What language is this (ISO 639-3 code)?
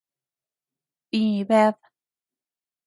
cux